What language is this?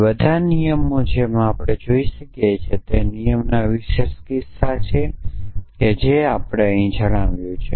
Gujarati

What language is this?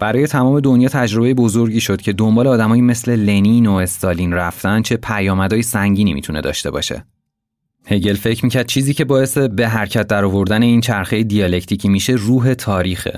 Persian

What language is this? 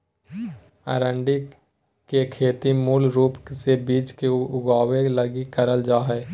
Magahi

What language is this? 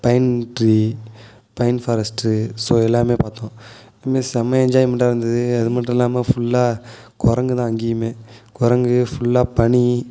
Tamil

